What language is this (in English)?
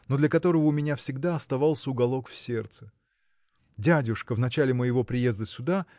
Russian